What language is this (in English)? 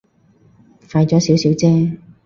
Cantonese